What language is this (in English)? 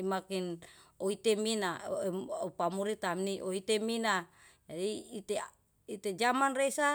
Yalahatan